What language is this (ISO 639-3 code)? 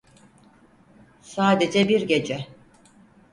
tur